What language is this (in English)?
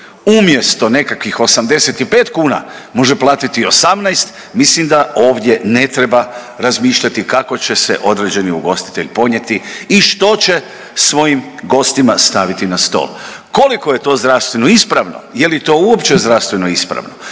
Croatian